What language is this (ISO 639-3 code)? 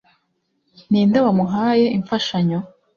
kin